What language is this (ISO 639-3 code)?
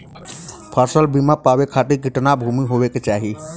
bho